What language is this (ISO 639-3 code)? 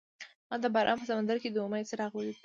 pus